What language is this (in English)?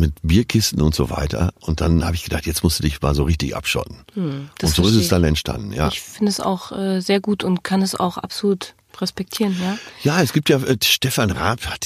German